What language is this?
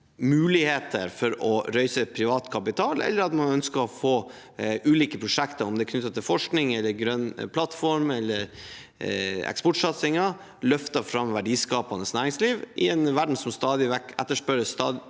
Norwegian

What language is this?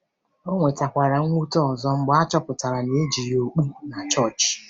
Igbo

